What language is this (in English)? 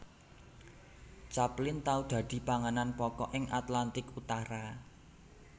Javanese